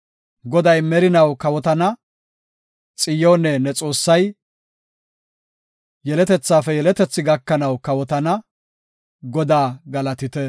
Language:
Gofa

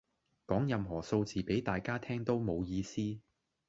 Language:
Cantonese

